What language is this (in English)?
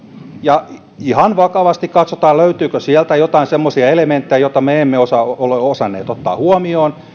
Finnish